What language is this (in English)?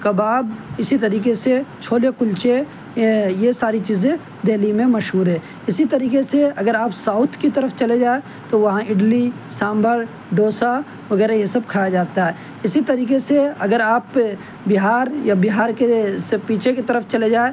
Urdu